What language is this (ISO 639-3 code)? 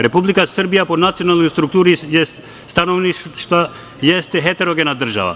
srp